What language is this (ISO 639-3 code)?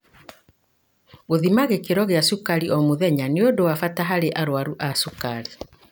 kik